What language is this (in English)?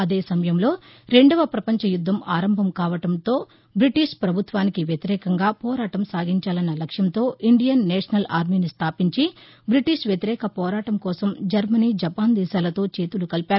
Telugu